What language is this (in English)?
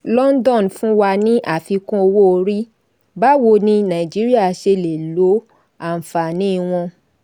Yoruba